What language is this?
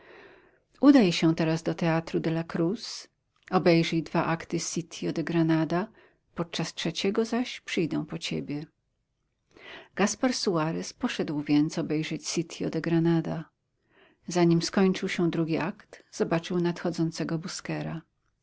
Polish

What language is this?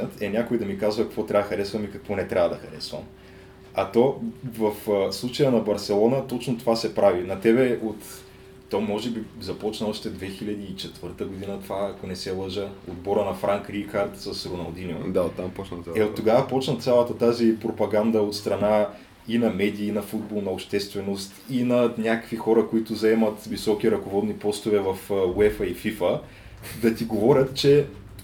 Bulgarian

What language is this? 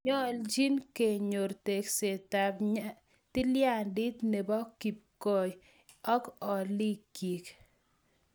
Kalenjin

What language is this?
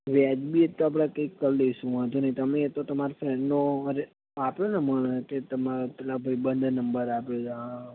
Gujarati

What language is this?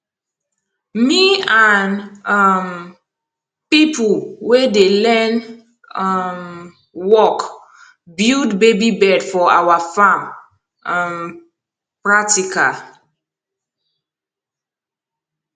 Nigerian Pidgin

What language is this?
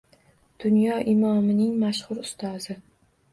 Uzbek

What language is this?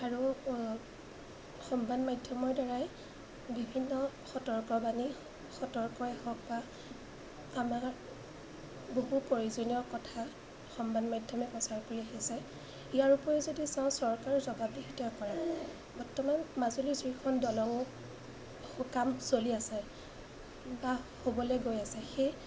Assamese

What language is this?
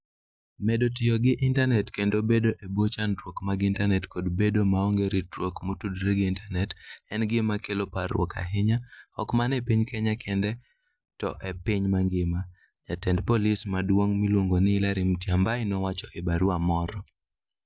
Luo (Kenya and Tanzania)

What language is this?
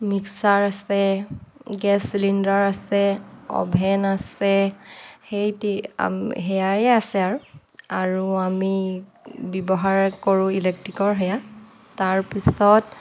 Assamese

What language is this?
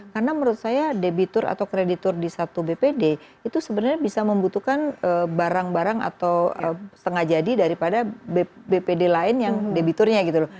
Indonesian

